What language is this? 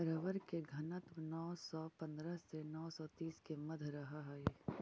Magahi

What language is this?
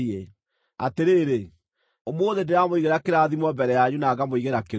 Kikuyu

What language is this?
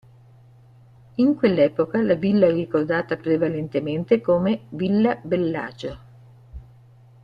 Italian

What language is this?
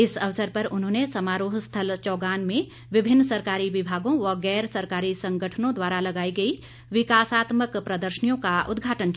Hindi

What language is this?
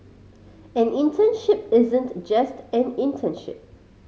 English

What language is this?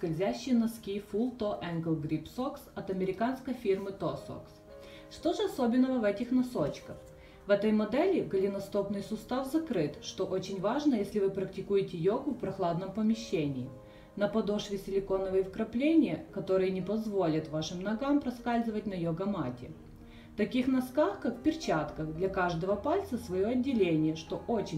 Russian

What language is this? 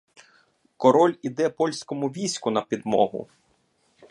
Ukrainian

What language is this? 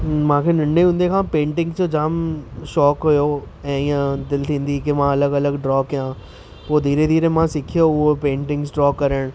Sindhi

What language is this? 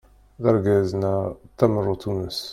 Kabyle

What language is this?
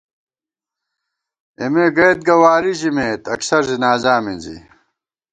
Gawar-Bati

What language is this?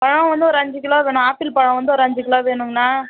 Tamil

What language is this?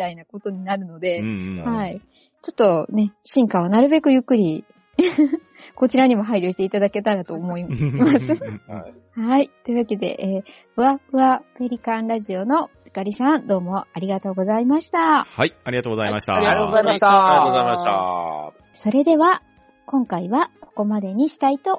Japanese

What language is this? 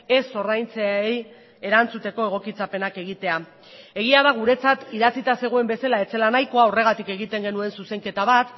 Basque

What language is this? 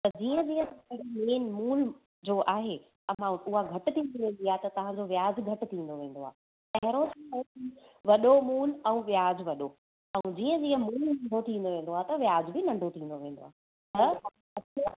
Sindhi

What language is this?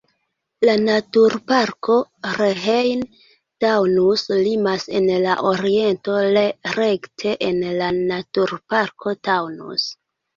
Esperanto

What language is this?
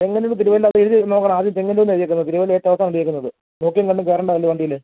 Malayalam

